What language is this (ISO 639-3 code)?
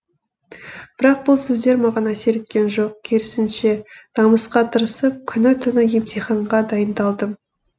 kaz